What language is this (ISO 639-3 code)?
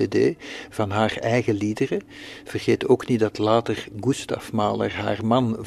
nld